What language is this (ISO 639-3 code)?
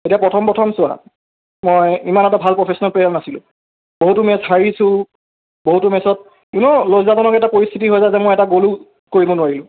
asm